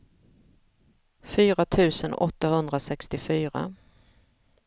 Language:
Swedish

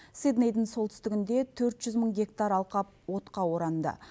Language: Kazakh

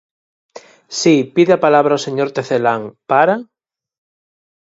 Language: Galician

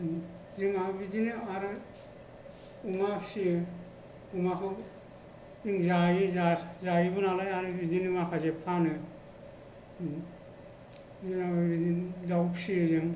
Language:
Bodo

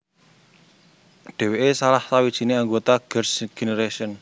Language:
Javanese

